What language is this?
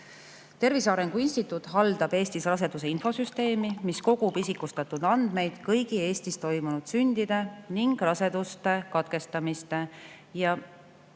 Estonian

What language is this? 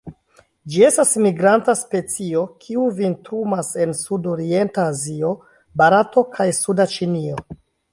Esperanto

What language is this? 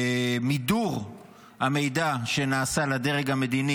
Hebrew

